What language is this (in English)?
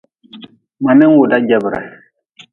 Nawdm